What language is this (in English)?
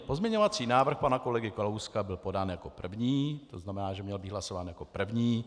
Czech